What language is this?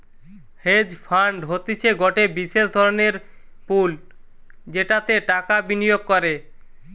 Bangla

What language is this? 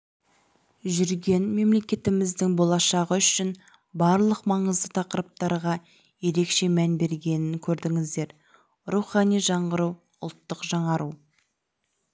Kazakh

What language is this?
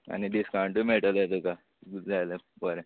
Konkani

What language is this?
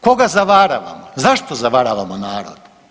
Croatian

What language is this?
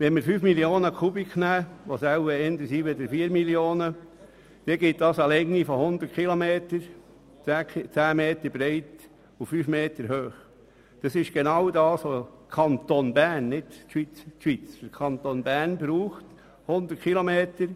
Swiss German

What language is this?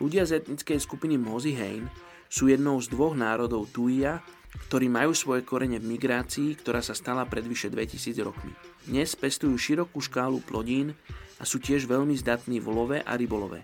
Slovak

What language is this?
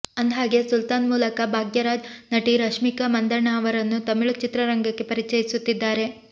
Kannada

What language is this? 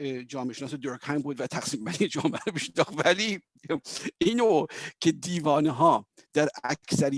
Persian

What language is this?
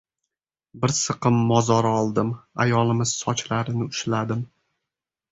Uzbek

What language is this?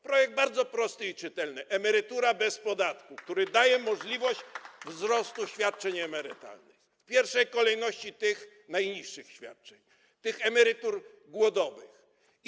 Polish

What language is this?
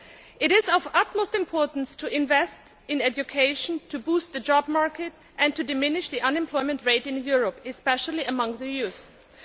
English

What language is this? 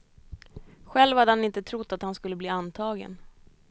Swedish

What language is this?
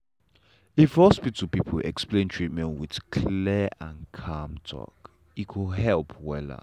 Nigerian Pidgin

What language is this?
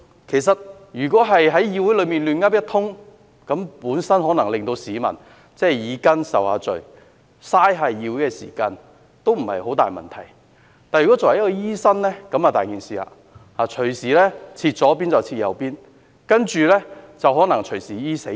Cantonese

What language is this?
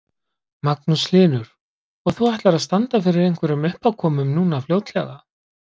Icelandic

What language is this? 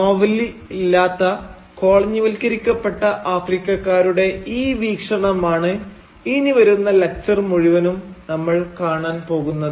Malayalam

